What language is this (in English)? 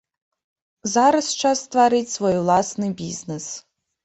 Belarusian